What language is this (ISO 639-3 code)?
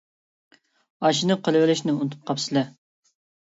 uig